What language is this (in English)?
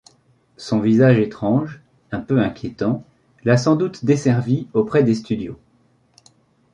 French